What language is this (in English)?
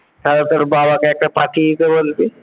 Bangla